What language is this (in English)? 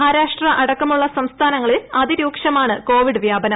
Malayalam